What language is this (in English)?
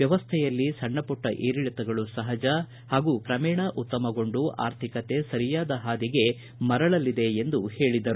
Kannada